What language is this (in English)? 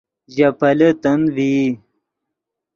Yidgha